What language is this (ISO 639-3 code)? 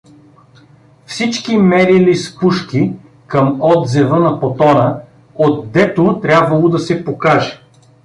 bul